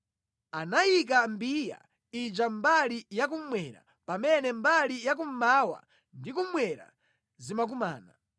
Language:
Nyanja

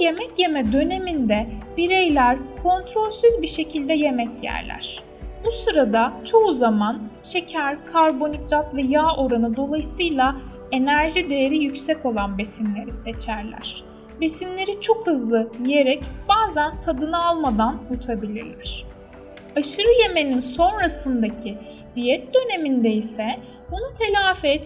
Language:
Turkish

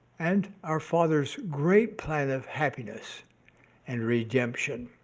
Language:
English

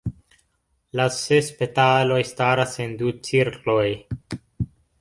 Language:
Esperanto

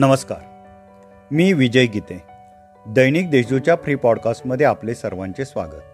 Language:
Marathi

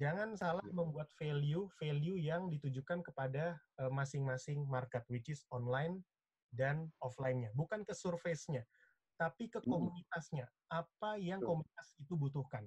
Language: Indonesian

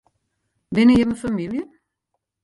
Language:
Western Frisian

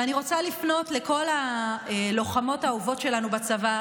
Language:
Hebrew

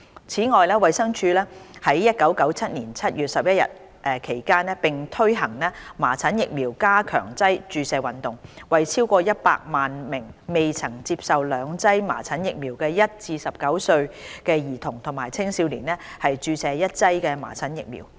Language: Cantonese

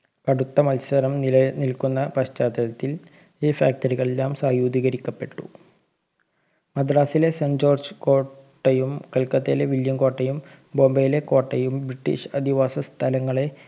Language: Malayalam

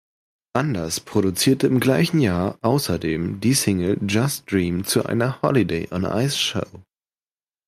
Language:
German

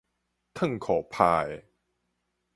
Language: Min Nan Chinese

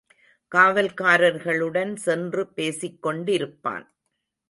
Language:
Tamil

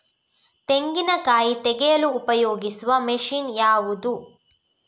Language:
Kannada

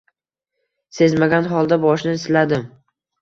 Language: Uzbek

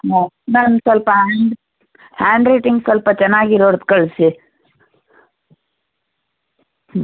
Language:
Kannada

